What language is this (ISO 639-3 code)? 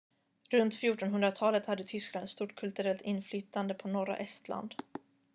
swe